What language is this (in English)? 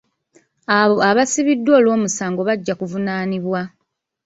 Ganda